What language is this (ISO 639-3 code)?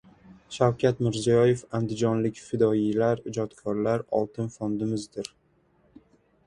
uzb